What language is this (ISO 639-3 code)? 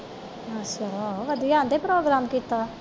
pan